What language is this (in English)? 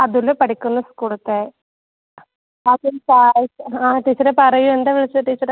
Malayalam